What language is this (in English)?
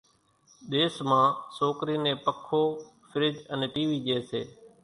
Kachi Koli